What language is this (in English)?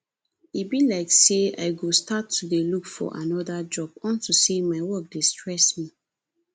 Nigerian Pidgin